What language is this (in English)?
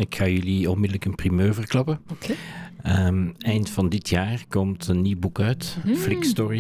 Dutch